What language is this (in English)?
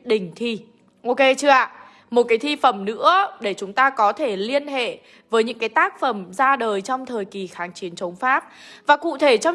Vietnamese